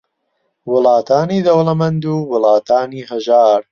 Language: Central Kurdish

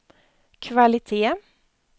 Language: Swedish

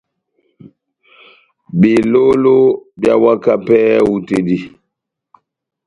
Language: Batanga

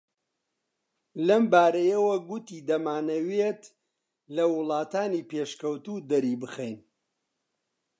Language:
Central Kurdish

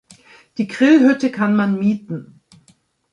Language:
German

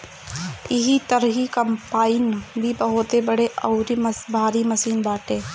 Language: Bhojpuri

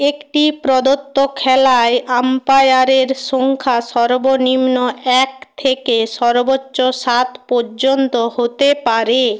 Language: Bangla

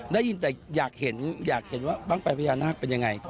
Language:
Thai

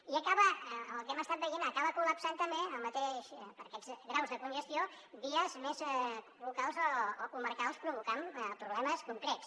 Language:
Catalan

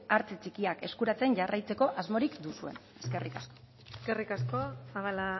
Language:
Basque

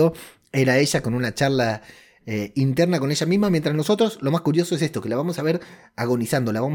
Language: Spanish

